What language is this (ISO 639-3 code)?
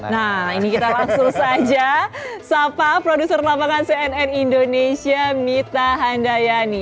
ind